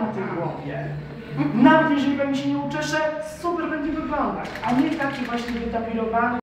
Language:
Polish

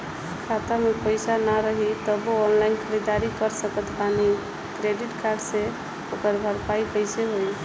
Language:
Bhojpuri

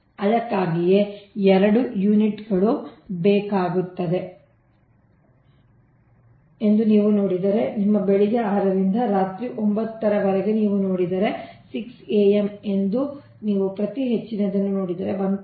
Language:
Kannada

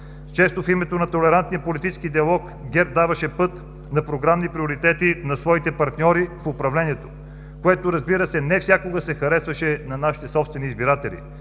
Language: Bulgarian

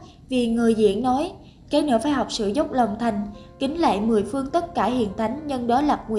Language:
Vietnamese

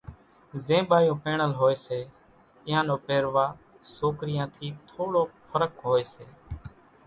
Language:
Kachi Koli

